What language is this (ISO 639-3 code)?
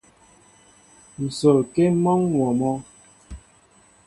mbo